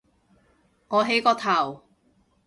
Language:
Cantonese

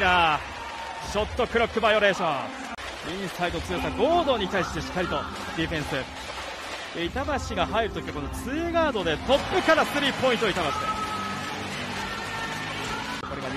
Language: Japanese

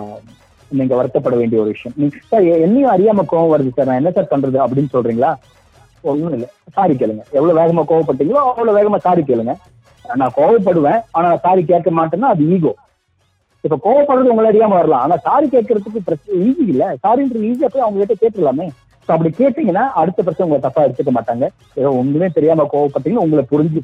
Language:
Tamil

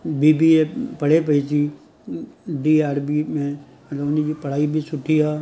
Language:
Sindhi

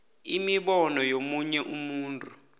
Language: South Ndebele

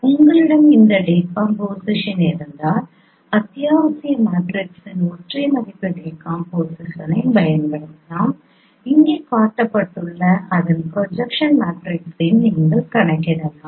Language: Tamil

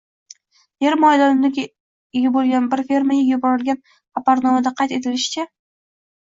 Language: Uzbek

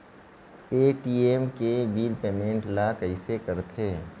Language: Chhattisgarhi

